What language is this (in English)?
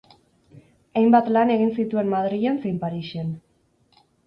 Basque